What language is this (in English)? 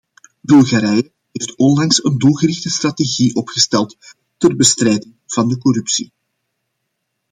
Dutch